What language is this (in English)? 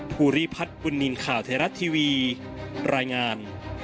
Thai